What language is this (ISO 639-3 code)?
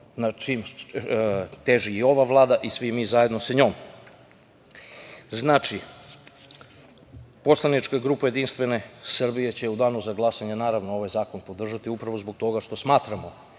srp